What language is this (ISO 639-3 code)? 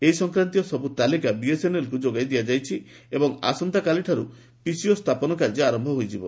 ori